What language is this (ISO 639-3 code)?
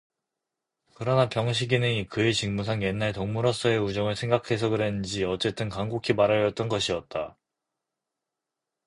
kor